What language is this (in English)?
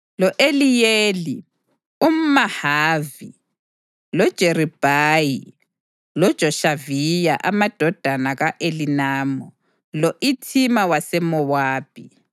North Ndebele